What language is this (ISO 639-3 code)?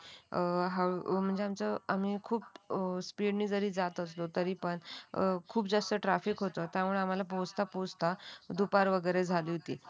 mar